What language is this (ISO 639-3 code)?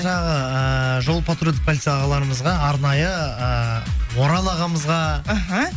kaz